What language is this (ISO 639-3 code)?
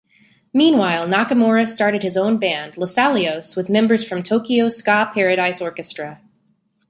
eng